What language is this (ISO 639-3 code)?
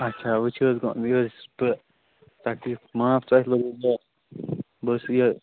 kas